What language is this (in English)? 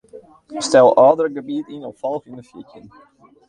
Western Frisian